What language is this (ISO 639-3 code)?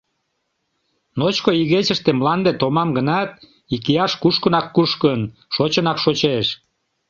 chm